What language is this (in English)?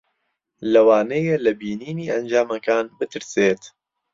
Central Kurdish